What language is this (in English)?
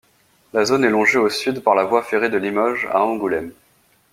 French